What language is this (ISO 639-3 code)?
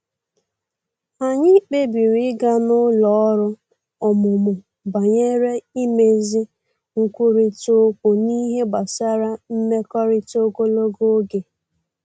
ibo